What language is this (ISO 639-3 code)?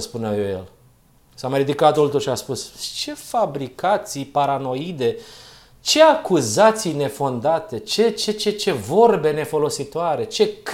ron